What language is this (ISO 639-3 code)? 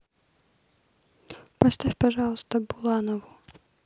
rus